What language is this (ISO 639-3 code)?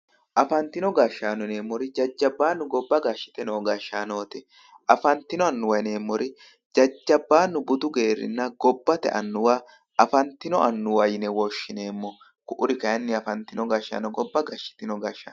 sid